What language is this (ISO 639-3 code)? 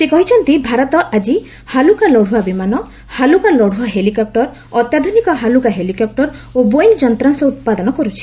ori